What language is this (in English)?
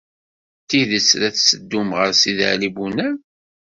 Kabyle